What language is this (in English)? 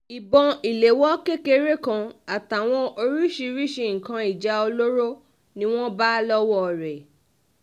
Yoruba